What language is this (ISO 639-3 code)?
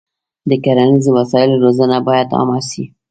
pus